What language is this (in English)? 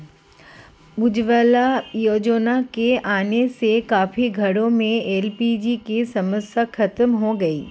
Hindi